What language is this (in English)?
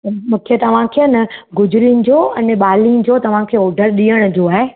Sindhi